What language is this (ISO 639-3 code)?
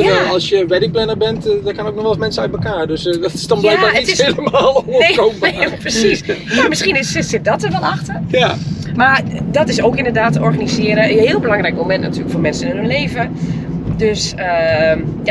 nld